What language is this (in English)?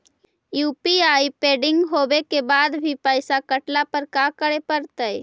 Magahi